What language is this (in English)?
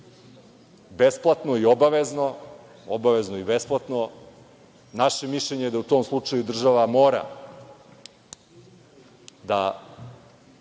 Serbian